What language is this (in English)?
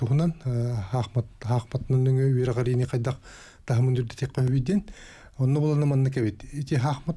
Russian